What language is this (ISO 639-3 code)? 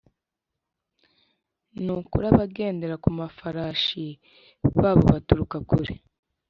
kin